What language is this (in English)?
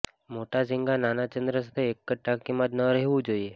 Gujarati